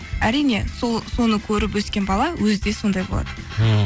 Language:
Kazakh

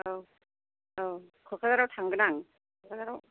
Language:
Bodo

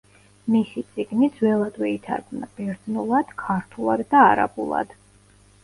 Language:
Georgian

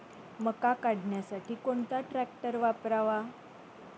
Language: Marathi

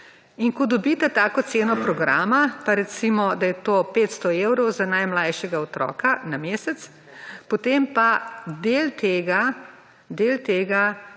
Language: Slovenian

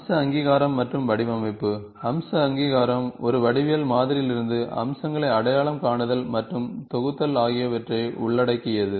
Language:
Tamil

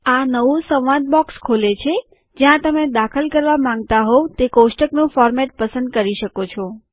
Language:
Gujarati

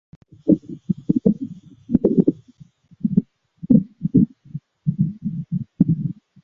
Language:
Chinese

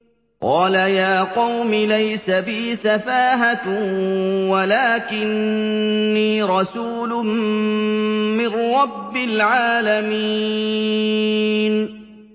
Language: Arabic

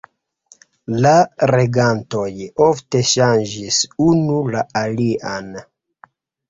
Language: Esperanto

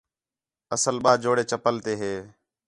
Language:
Khetrani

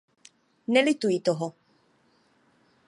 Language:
Czech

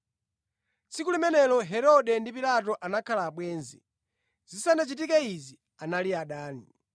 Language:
Nyanja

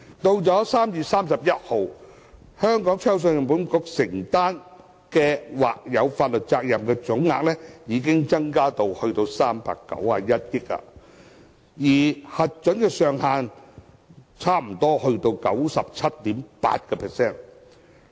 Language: Cantonese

